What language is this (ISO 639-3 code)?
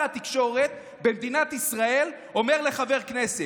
heb